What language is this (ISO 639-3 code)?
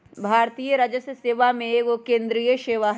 mag